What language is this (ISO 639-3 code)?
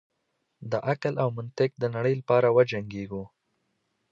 pus